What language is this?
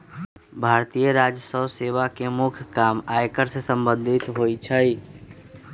Magahi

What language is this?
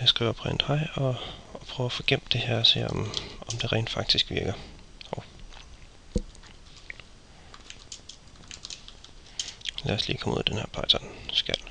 Danish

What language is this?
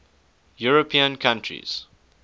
English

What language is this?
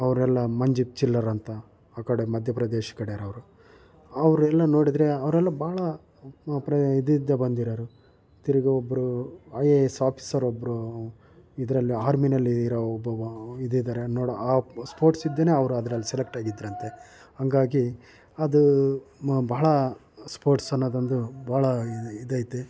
Kannada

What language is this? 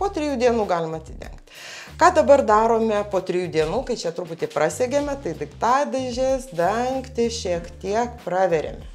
Lithuanian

